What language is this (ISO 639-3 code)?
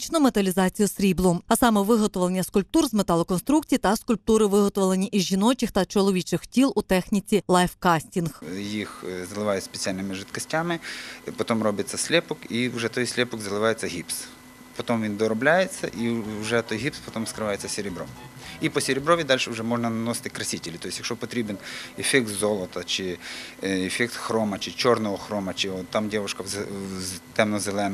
ukr